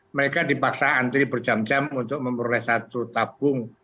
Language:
Indonesian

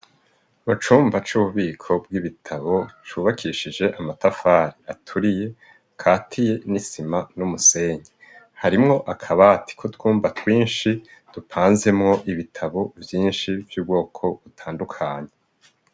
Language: Rundi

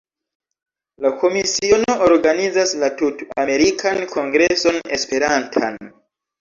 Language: Esperanto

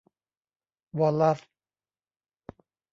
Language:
Thai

